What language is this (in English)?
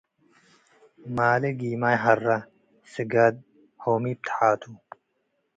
Tigre